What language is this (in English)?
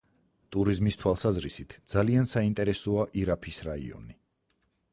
Georgian